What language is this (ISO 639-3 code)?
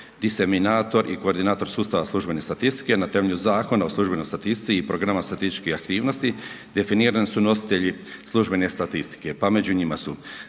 hrv